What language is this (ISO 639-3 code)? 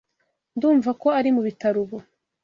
kin